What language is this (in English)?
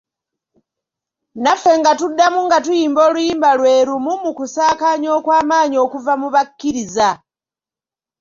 Ganda